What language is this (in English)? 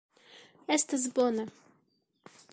Esperanto